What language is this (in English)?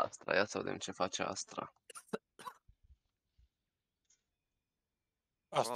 Romanian